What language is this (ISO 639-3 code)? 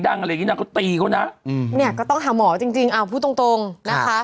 tha